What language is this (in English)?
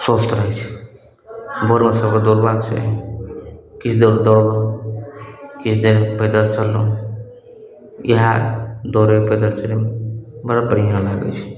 Maithili